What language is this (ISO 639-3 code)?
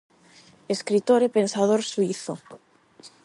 glg